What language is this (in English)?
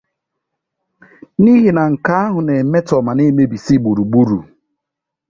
Igbo